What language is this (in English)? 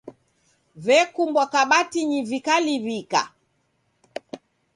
Taita